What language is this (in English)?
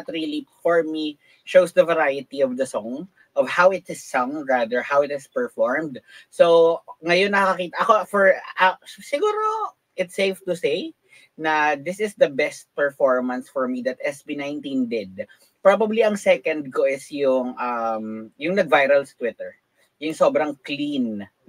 Filipino